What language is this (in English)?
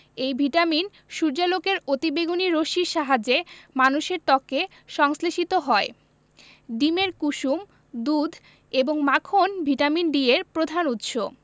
Bangla